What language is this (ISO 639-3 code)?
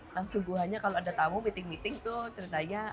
ind